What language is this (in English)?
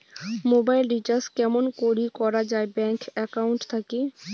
Bangla